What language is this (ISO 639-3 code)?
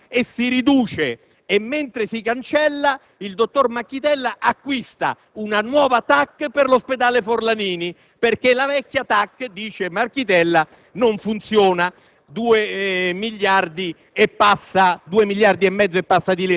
ita